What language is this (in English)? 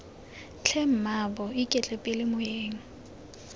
Tswana